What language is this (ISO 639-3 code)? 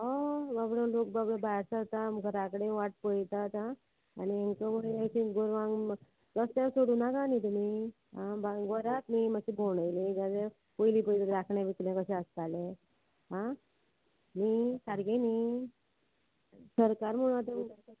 kok